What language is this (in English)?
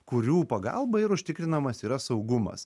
Lithuanian